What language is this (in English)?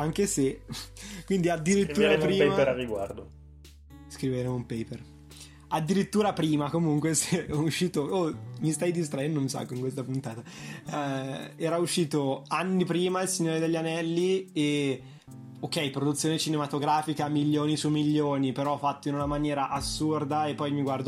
Italian